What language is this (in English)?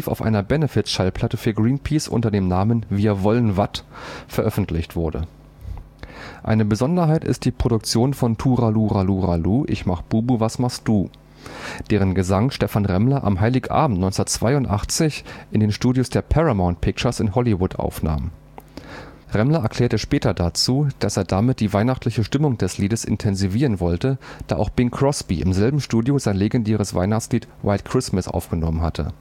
German